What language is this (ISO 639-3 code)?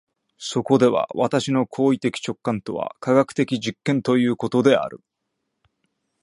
jpn